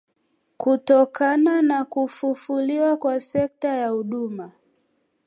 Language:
Swahili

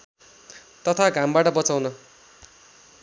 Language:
Nepali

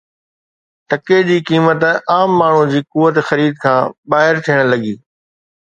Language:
Sindhi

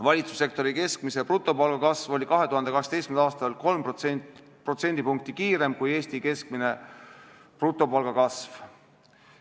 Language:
Estonian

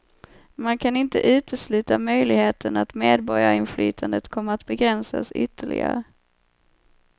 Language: Swedish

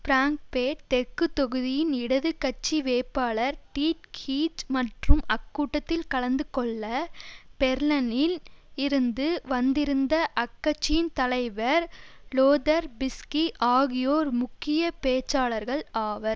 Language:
Tamil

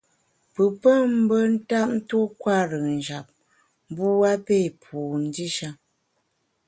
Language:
Bamun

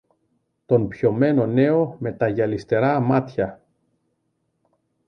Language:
Greek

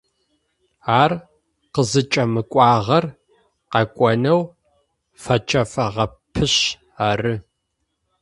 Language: Adyghe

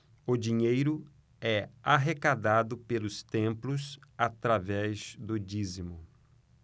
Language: Portuguese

